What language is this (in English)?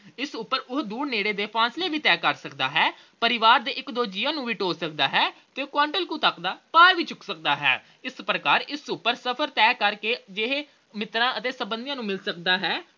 Punjabi